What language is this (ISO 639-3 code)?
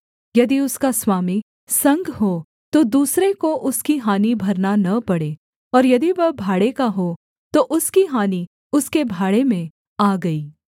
hin